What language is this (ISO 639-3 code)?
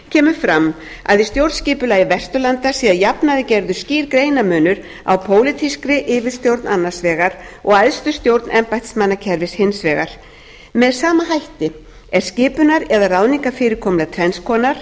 isl